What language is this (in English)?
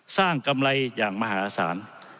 Thai